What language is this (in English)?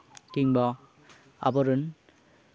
Santali